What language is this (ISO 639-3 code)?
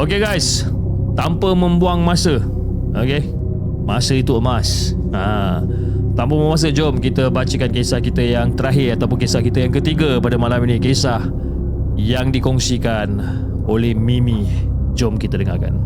msa